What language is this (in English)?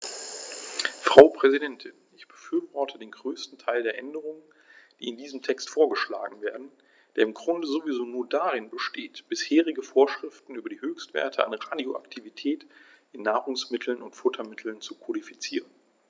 German